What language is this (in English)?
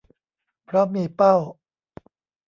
Thai